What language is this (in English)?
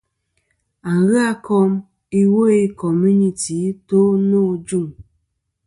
Kom